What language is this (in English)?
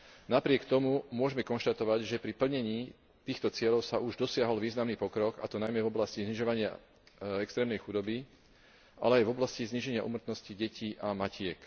Slovak